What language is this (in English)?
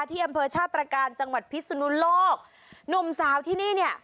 Thai